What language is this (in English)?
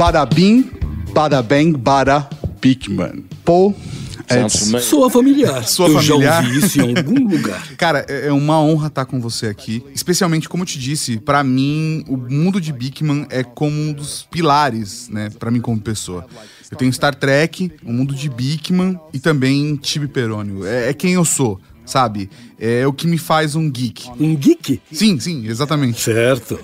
Portuguese